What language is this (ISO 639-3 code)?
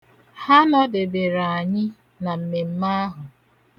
ibo